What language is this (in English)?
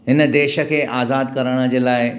Sindhi